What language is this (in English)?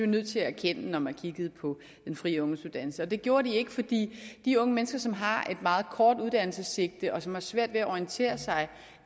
Danish